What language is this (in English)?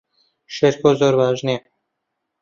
Central Kurdish